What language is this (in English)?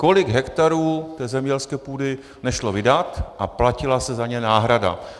Czech